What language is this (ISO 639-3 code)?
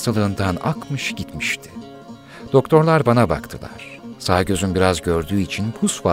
tur